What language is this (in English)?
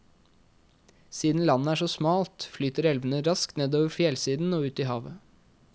Norwegian